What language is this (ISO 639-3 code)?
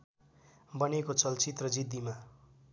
nep